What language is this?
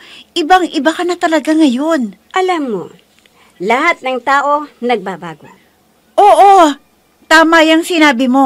Filipino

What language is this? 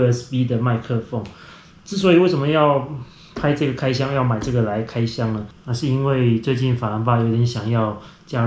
Chinese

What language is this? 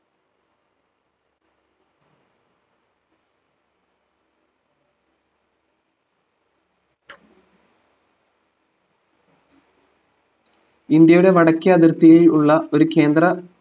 Malayalam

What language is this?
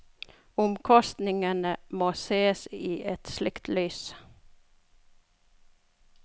Norwegian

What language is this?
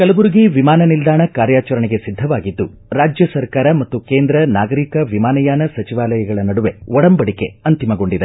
Kannada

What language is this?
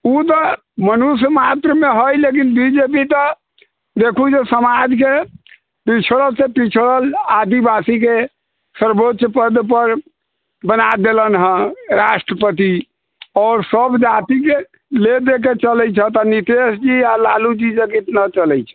Maithili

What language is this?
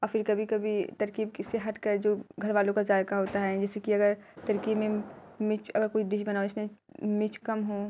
Urdu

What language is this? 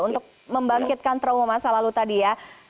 Indonesian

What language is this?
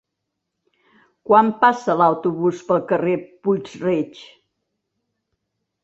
Catalan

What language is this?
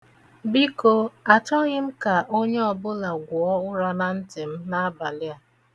Igbo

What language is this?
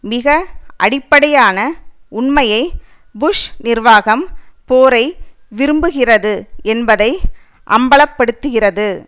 Tamil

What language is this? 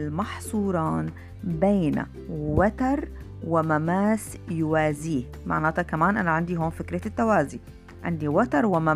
Arabic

